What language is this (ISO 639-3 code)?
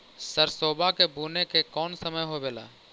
mag